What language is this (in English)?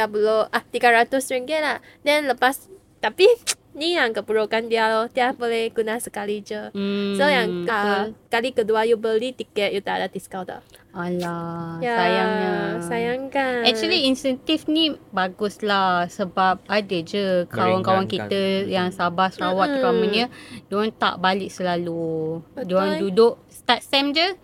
Malay